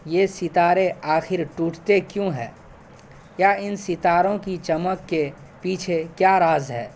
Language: Urdu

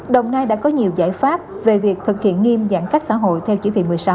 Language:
Vietnamese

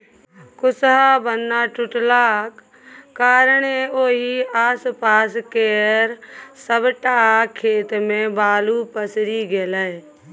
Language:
Maithili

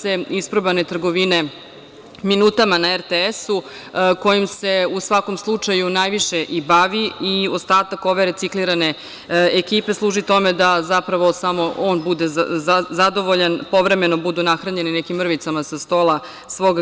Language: Serbian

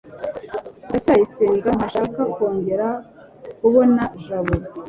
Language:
Kinyarwanda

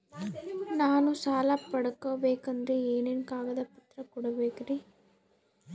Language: Kannada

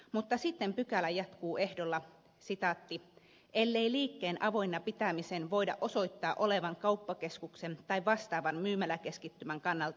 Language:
Finnish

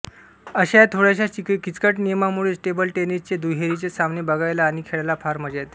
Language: Marathi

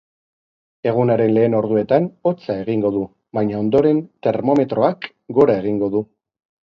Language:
Basque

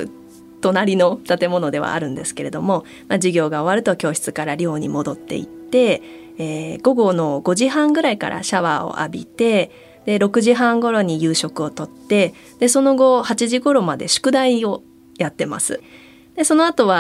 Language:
Japanese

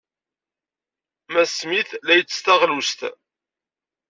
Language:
Kabyle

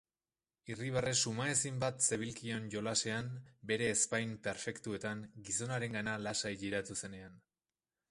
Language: Basque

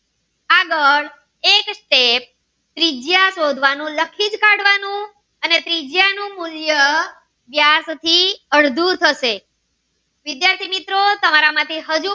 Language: Gujarati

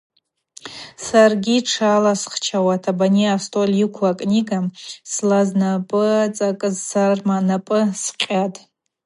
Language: Abaza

